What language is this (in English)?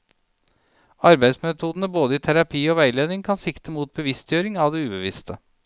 Norwegian